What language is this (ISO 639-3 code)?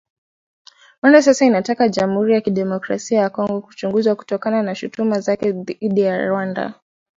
swa